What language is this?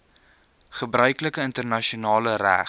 Afrikaans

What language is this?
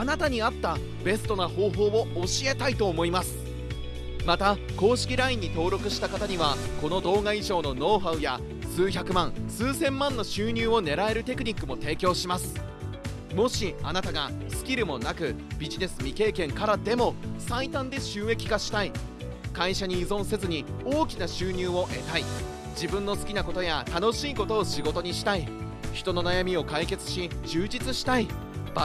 Japanese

